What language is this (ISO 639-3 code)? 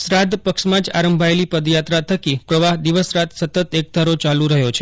guj